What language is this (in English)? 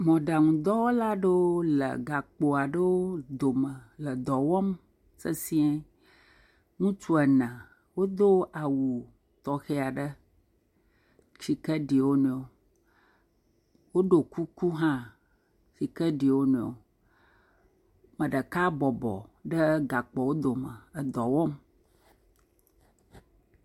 Ewe